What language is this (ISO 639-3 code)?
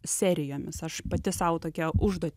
lit